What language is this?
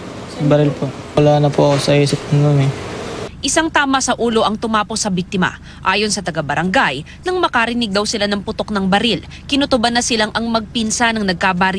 Filipino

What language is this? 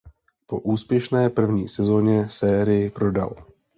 Czech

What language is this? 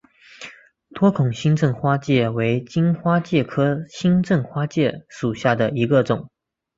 Chinese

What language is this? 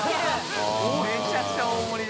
Japanese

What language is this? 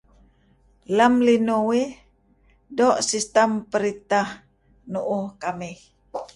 Kelabit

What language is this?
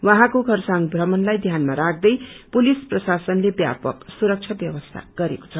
Nepali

